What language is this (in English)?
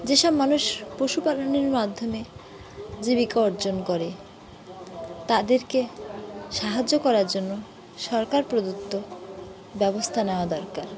Bangla